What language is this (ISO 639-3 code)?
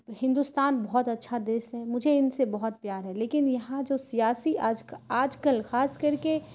urd